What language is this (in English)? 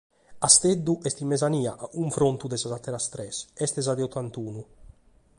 Sardinian